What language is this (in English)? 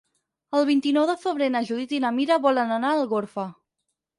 Catalan